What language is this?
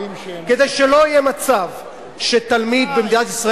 Hebrew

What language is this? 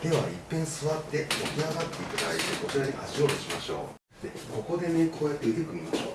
Japanese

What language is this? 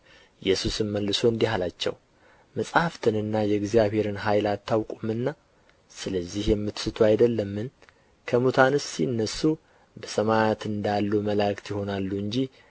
Amharic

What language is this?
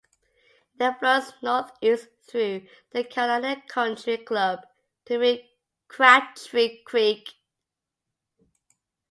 English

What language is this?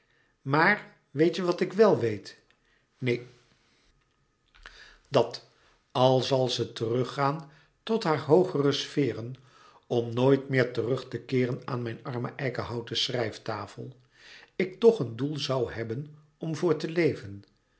Dutch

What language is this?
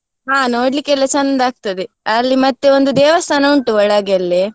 Kannada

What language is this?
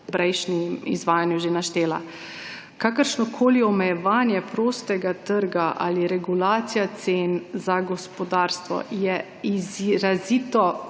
Slovenian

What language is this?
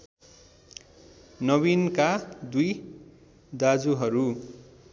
Nepali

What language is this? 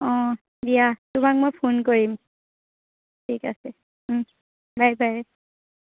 Assamese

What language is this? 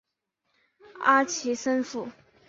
Chinese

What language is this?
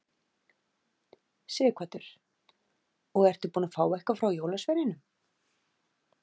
Icelandic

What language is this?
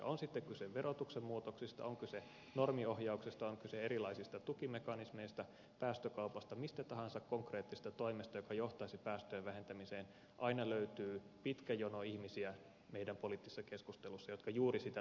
Finnish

